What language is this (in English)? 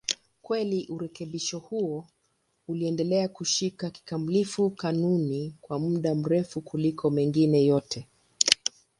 Swahili